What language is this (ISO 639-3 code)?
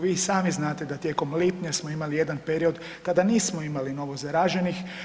hrv